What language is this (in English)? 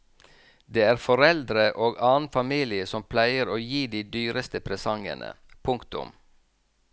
Norwegian